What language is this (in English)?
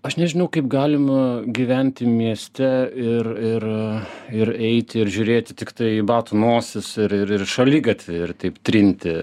Lithuanian